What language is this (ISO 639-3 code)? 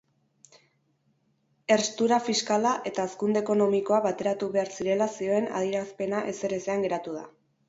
eus